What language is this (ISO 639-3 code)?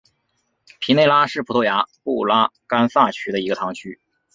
zho